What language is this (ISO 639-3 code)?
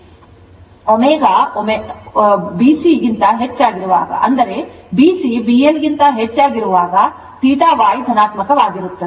kan